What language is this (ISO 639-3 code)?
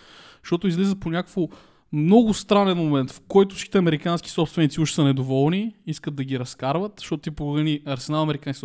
bul